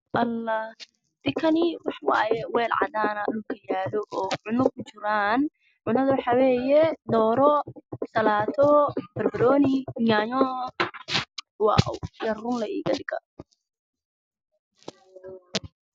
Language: Somali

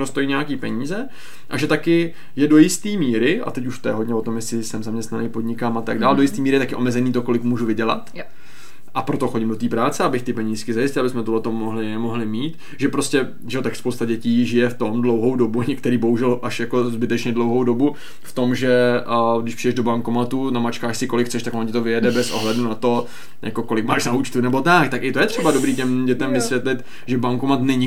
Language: Czech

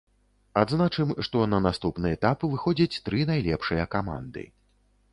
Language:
Belarusian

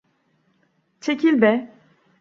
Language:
Turkish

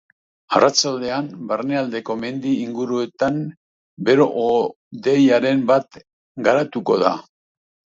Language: Basque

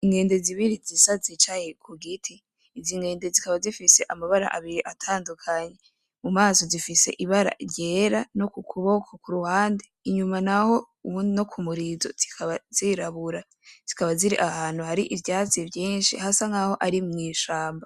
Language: Rundi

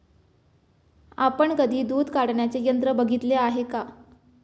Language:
Marathi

